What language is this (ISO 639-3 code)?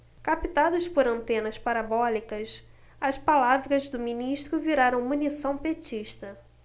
por